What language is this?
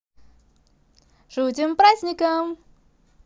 Russian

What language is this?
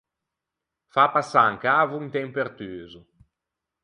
Ligurian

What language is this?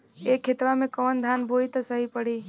Bhojpuri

